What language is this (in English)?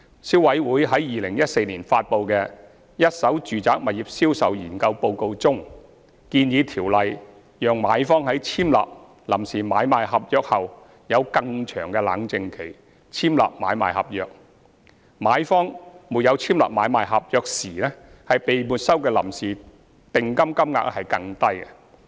Cantonese